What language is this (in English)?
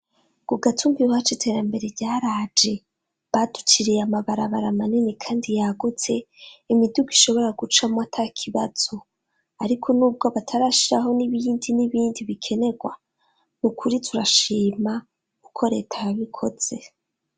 Rundi